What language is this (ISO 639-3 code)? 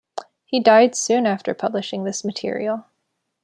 eng